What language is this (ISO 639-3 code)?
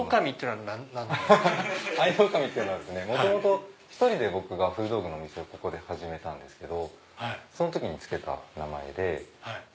jpn